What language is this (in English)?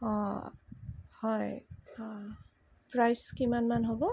Assamese